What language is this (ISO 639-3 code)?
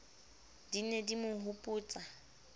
sot